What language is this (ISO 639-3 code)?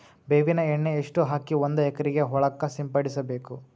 kan